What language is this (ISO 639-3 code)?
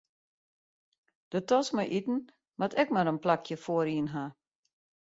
fry